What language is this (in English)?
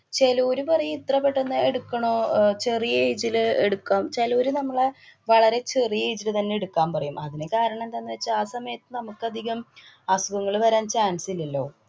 Malayalam